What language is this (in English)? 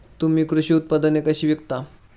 Marathi